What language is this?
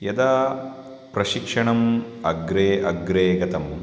Sanskrit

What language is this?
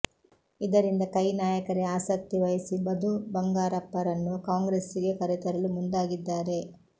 Kannada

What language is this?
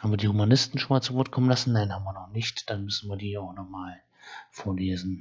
German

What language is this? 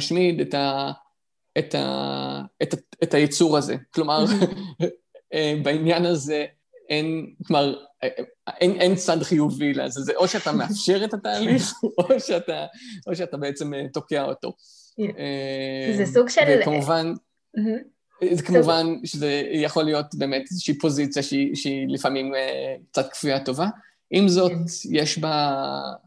Hebrew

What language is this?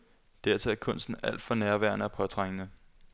Danish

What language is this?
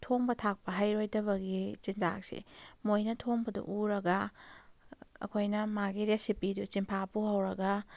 Manipuri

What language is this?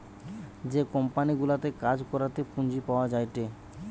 Bangla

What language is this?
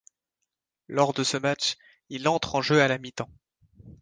French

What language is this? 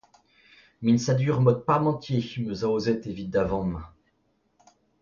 Breton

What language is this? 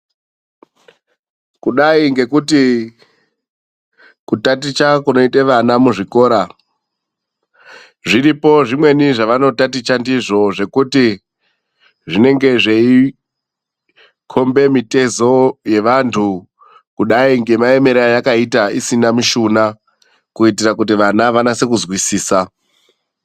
Ndau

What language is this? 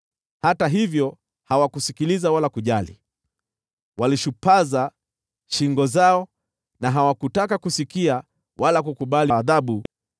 Swahili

